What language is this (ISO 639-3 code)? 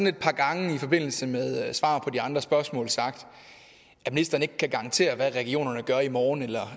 dan